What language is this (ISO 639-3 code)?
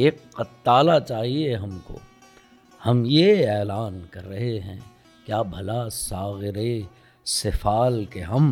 urd